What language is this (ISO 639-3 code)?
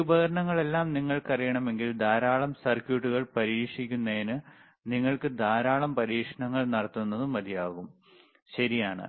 mal